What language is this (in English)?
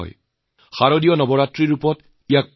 Assamese